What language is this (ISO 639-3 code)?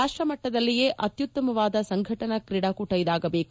kan